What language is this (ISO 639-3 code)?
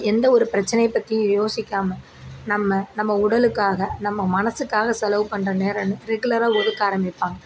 tam